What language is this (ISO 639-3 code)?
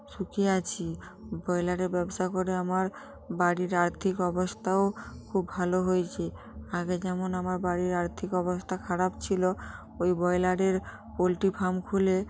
ben